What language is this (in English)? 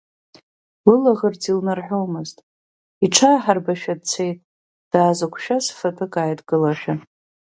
Abkhazian